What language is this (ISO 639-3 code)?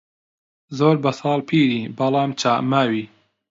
ckb